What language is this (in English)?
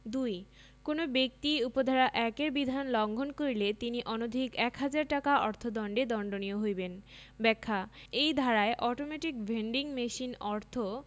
Bangla